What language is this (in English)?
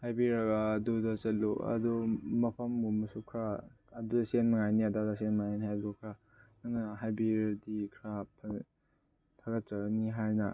Manipuri